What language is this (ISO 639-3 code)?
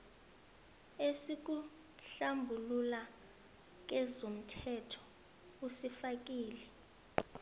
nbl